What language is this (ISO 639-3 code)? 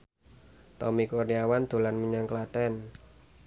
jav